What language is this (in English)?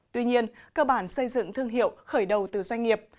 Vietnamese